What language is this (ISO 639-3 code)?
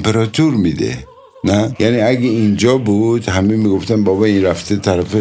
fas